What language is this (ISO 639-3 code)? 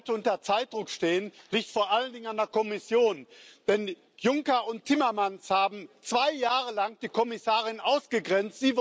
deu